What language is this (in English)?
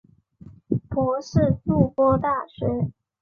Chinese